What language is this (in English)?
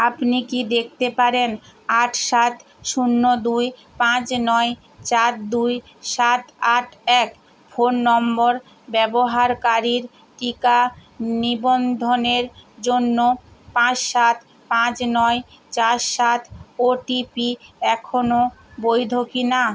Bangla